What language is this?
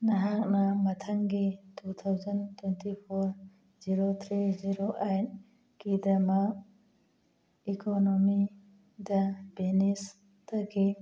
Manipuri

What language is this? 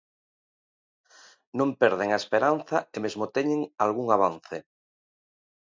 Galician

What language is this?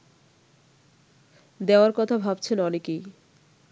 Bangla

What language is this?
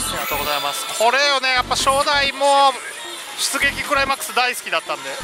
Japanese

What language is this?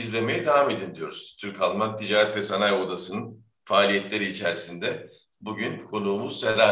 Turkish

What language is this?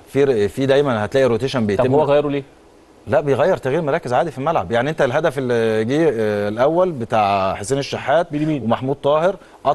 Arabic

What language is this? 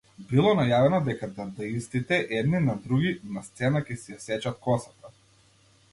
Macedonian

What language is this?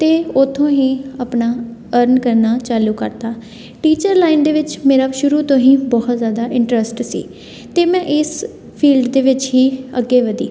Punjabi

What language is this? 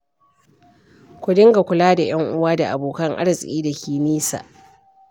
Hausa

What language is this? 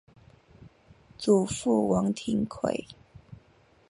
Chinese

